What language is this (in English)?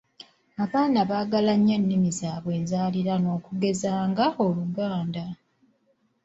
Ganda